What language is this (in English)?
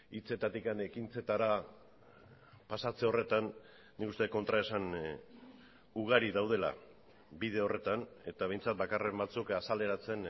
Basque